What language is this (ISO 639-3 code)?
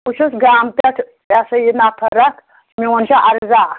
kas